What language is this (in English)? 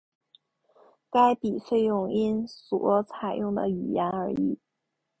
Chinese